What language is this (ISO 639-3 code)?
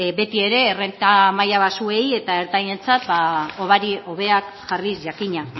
eus